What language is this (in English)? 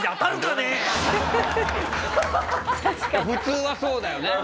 Japanese